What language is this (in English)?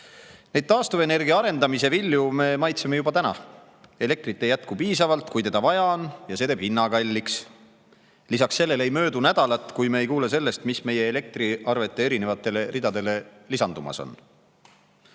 Estonian